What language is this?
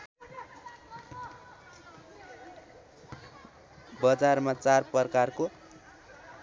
Nepali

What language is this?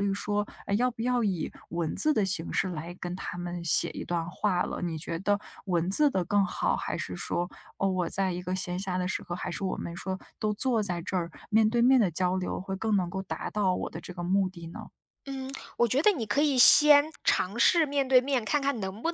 Chinese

